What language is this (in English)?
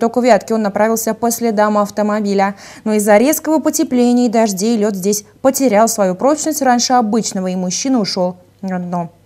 Russian